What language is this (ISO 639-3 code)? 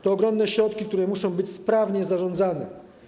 pol